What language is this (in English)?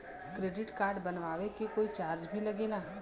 Bhojpuri